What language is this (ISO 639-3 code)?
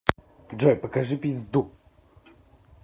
rus